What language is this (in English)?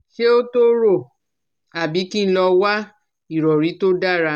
Yoruba